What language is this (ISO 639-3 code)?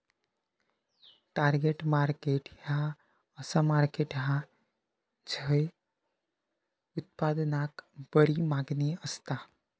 mar